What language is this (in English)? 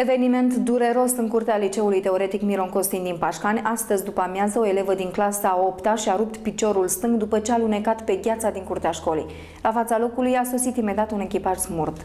Romanian